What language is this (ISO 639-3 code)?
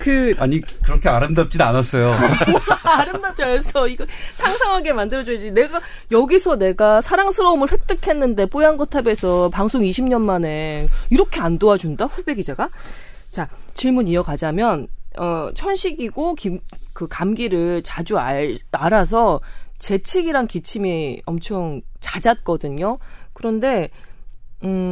kor